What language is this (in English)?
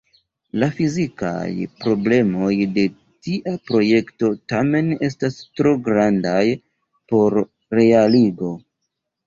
Esperanto